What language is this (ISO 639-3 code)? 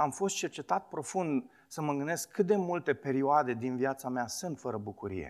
ron